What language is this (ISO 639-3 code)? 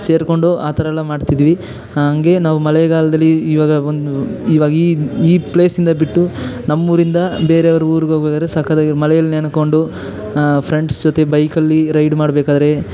kan